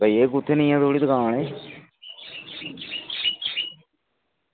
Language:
Dogri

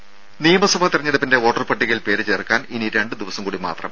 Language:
Malayalam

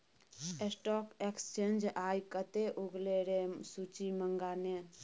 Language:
Maithili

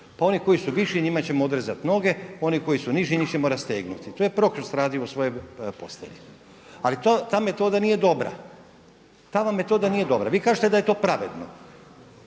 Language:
Croatian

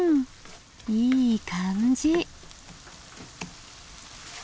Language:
Japanese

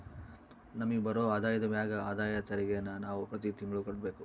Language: Kannada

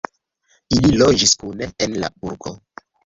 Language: Esperanto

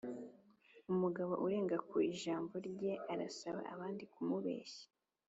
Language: Kinyarwanda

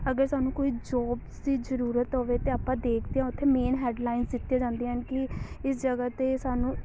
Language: Punjabi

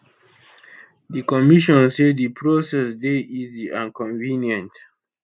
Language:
Nigerian Pidgin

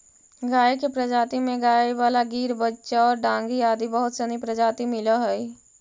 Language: Magahi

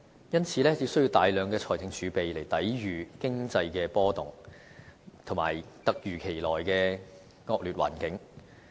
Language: Cantonese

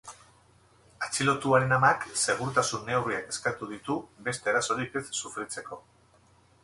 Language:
Basque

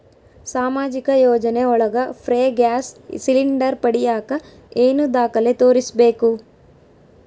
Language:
Kannada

